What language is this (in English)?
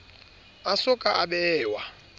Southern Sotho